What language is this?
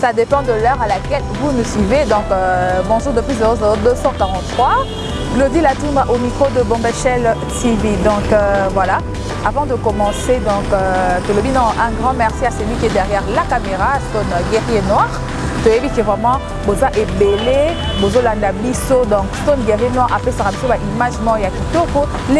French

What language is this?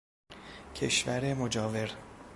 Persian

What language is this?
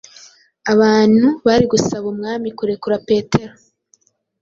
Kinyarwanda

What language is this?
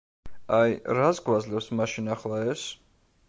Georgian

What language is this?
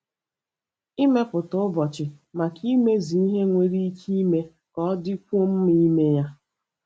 Igbo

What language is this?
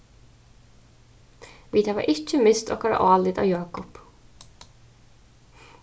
Faroese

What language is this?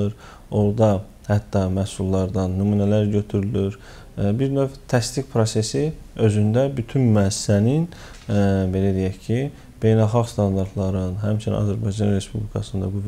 Turkish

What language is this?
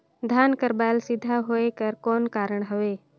Chhattisgarhi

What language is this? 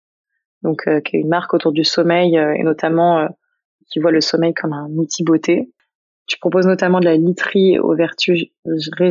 French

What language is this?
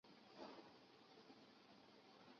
Chinese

